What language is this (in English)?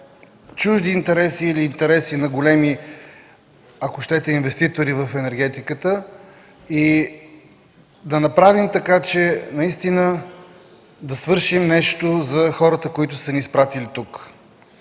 Bulgarian